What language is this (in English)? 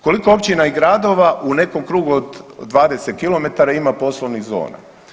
Croatian